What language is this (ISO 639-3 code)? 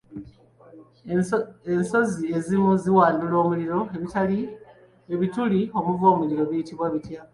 lug